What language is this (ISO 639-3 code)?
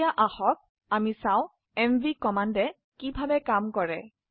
asm